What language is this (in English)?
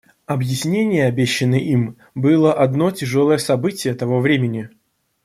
Russian